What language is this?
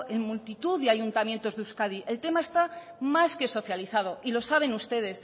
Spanish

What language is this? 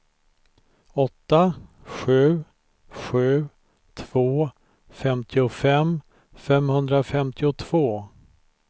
Swedish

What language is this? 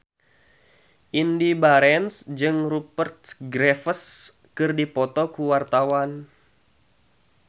Sundanese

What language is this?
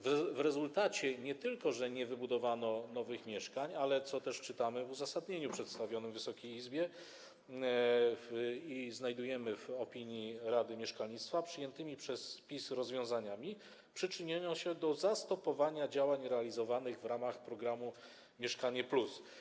Polish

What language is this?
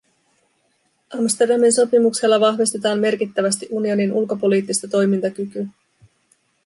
Finnish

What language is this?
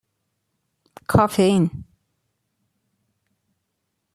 Persian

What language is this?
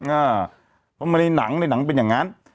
Thai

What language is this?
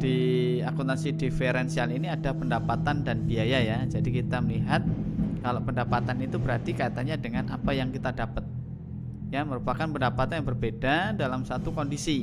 Indonesian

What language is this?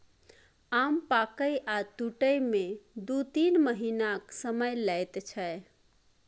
Maithili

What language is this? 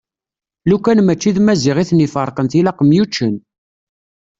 Kabyle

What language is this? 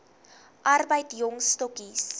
Afrikaans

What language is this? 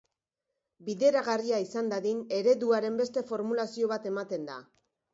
Basque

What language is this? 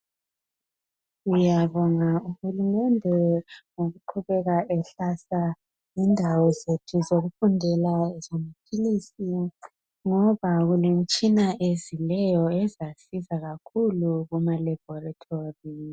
North Ndebele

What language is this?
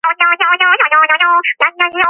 Georgian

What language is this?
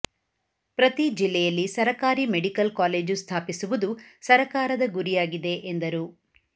Kannada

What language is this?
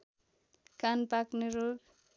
Nepali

